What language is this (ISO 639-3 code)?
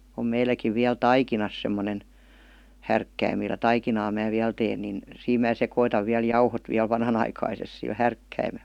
fin